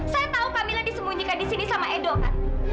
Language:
Indonesian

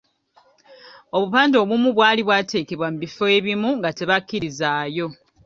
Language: Ganda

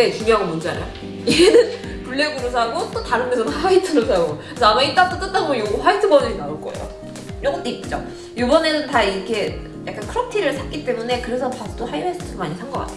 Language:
Korean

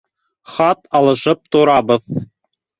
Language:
Bashkir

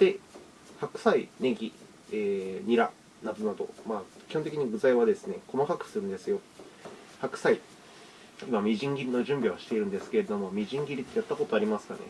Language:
Japanese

